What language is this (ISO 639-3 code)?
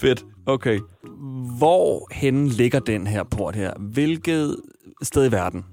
dan